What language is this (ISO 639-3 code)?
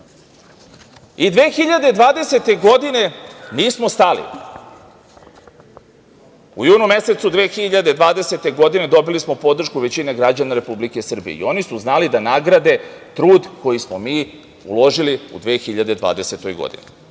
srp